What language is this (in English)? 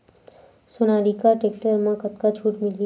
Chhattisgarhi